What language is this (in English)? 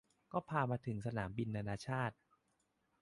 Thai